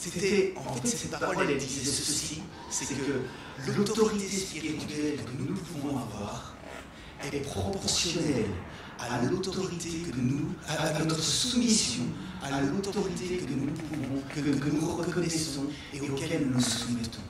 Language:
French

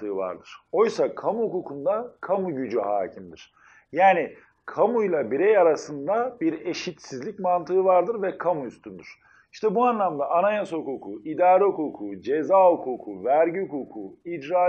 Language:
Turkish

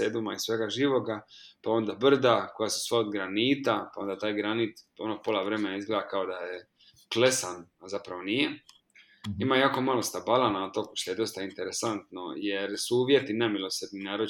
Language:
Croatian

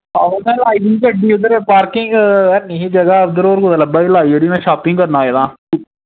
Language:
Dogri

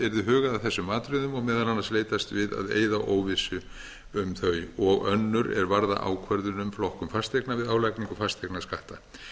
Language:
Icelandic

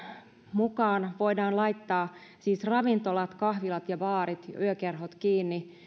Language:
Finnish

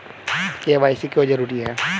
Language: Hindi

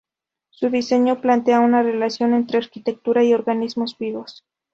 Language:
Spanish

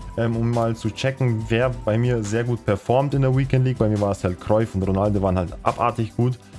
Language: German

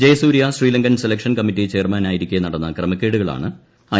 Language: Malayalam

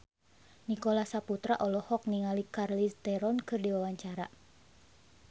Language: Sundanese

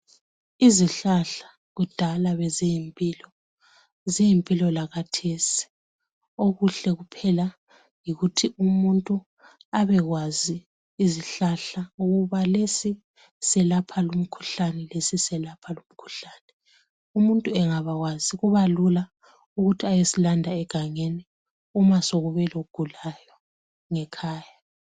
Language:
North Ndebele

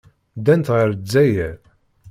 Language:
Kabyle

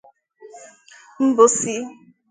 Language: Igbo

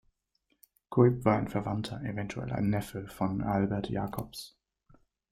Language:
German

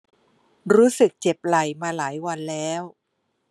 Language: Thai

